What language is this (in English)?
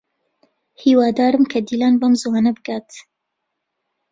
Central Kurdish